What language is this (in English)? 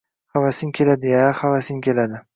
Uzbek